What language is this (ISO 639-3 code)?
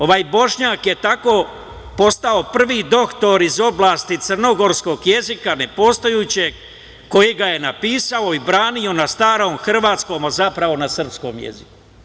srp